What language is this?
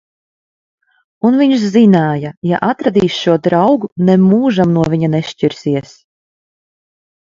Latvian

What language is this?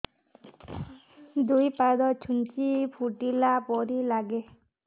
Odia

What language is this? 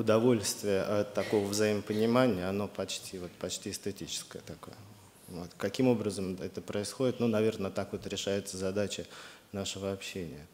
Russian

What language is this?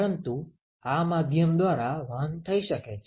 Gujarati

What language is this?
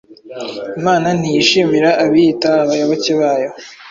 Kinyarwanda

